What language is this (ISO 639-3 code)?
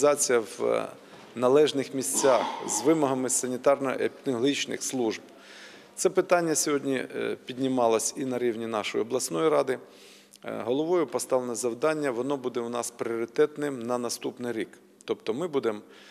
ukr